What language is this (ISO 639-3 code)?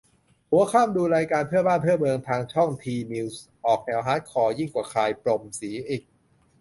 tha